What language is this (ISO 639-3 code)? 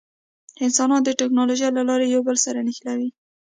pus